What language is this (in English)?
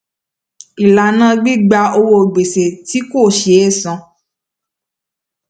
Yoruba